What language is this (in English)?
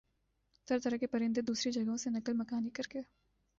Urdu